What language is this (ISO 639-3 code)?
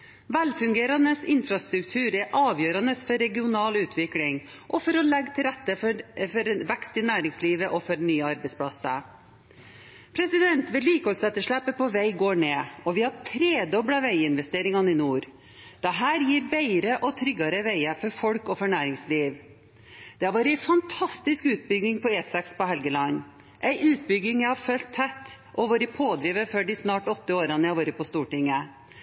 nob